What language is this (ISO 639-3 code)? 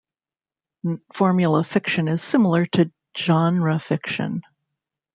eng